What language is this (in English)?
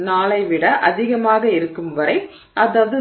Tamil